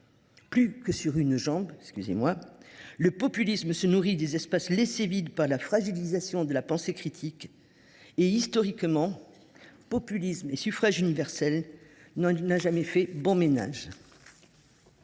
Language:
French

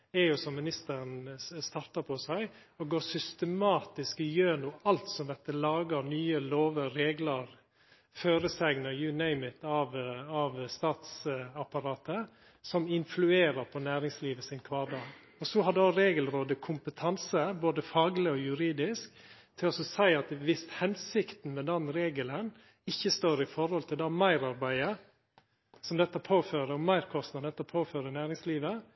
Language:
Norwegian Nynorsk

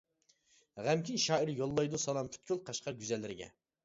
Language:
Uyghur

